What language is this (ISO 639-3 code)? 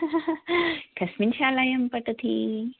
san